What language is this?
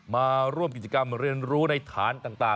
Thai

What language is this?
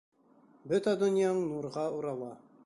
Bashkir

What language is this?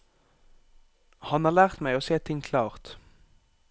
Norwegian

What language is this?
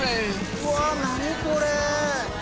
Japanese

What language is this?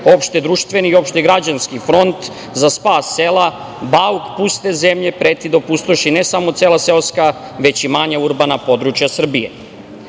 Serbian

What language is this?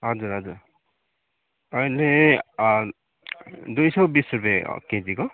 Nepali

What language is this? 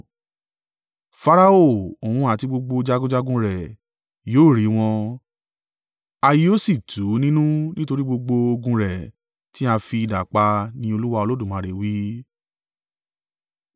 Yoruba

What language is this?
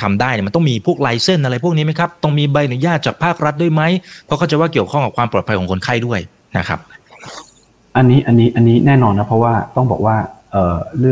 Thai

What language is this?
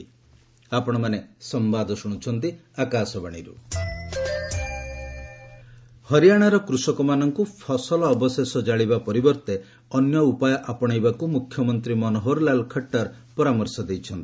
Odia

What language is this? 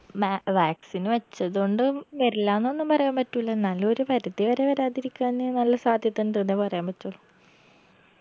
Malayalam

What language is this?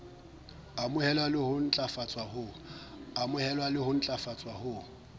Southern Sotho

